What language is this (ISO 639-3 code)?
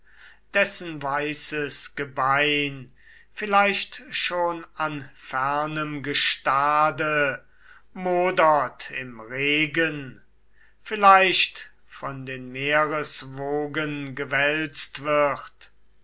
deu